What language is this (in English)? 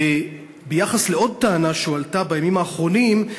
Hebrew